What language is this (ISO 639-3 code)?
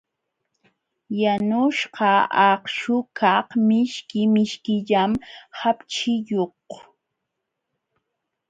qxw